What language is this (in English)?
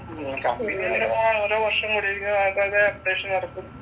Malayalam